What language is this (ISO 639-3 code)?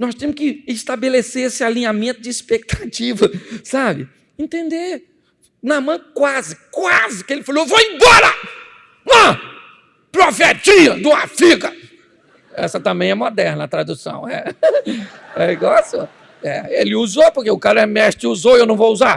por